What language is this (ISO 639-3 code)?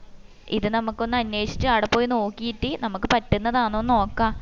mal